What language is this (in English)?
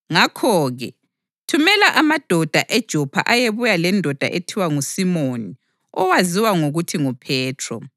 North Ndebele